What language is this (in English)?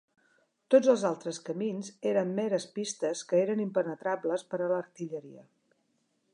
Catalan